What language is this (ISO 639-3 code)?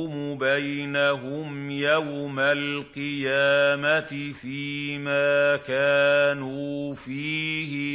ara